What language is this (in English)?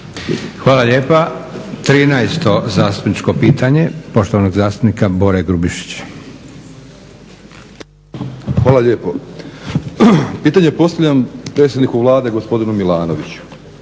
Croatian